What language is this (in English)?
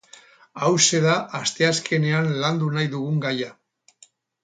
Basque